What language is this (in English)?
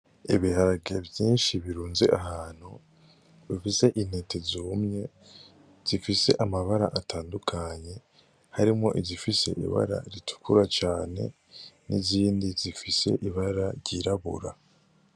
Rundi